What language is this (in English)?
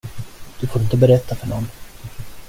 Swedish